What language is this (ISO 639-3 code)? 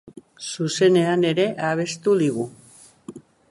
eus